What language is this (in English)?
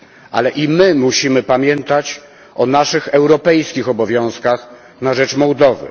Polish